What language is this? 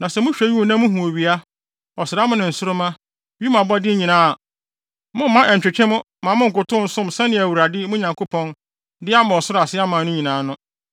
Akan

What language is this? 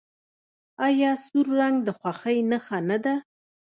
Pashto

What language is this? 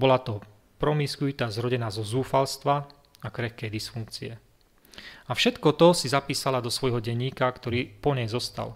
Slovak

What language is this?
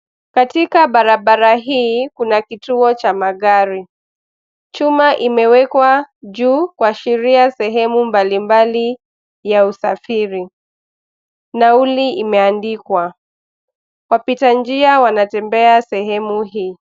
Swahili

